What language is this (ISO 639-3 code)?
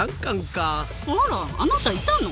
jpn